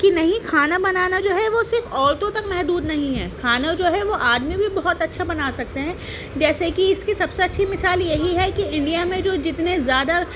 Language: Urdu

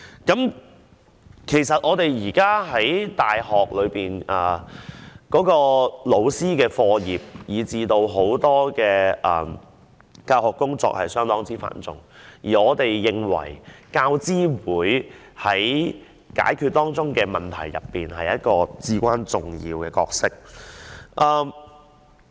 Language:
Cantonese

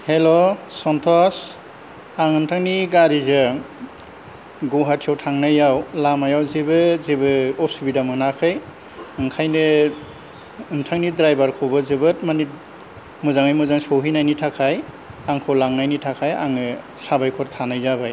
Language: Bodo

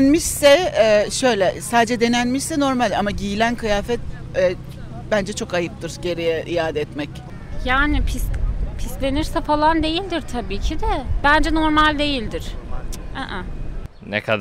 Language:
Turkish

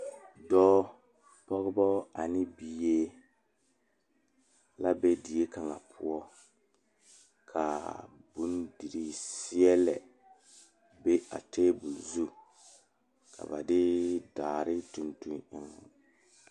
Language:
Southern Dagaare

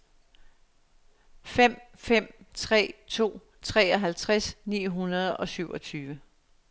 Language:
Danish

